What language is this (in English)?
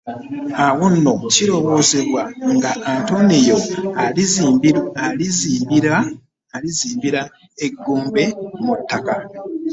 Ganda